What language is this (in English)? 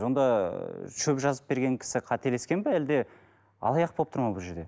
Kazakh